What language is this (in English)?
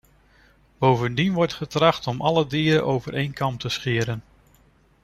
Dutch